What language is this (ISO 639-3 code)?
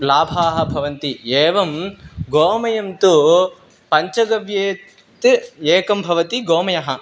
san